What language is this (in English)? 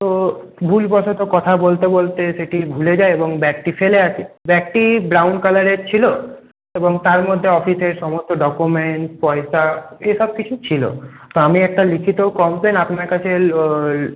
Bangla